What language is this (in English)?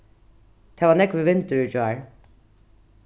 Faroese